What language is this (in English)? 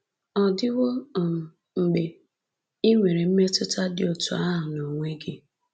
Igbo